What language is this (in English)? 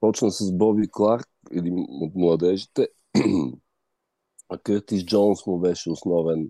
Bulgarian